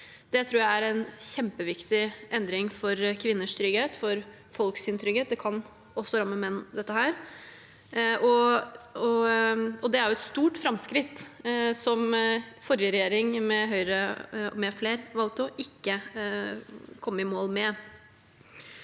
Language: Norwegian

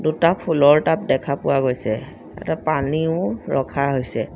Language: Assamese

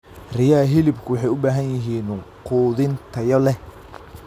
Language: Somali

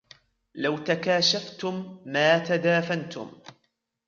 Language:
Arabic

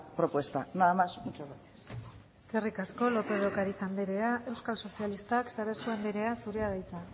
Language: Basque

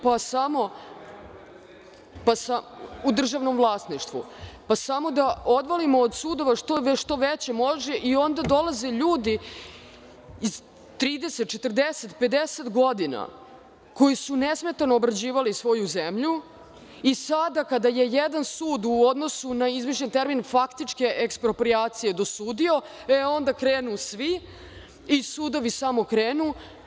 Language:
Serbian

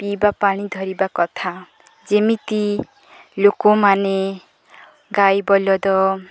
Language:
Odia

